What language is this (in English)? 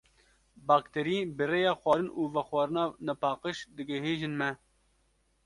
Kurdish